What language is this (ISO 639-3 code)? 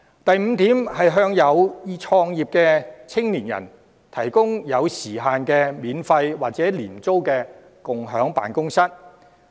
yue